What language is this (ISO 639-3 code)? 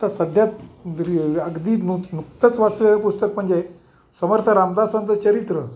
mar